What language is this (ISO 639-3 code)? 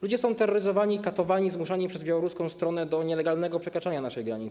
pol